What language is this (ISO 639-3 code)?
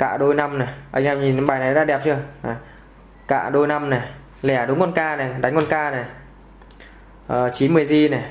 vie